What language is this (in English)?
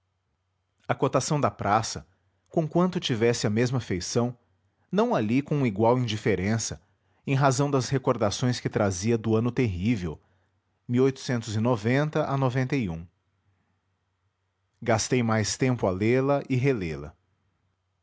Portuguese